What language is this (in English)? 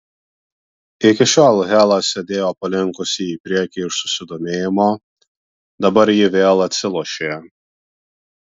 Lithuanian